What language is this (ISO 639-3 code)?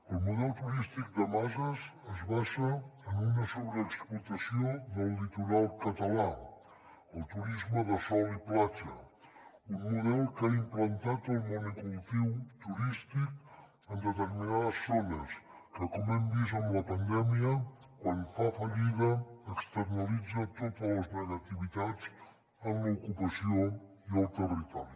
cat